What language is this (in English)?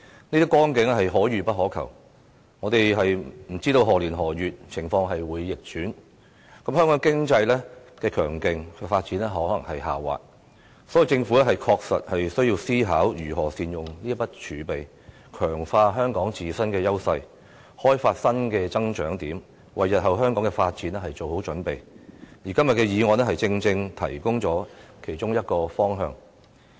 Cantonese